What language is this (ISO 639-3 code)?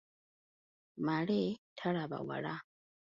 lug